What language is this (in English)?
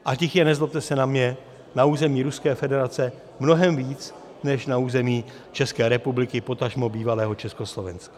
Czech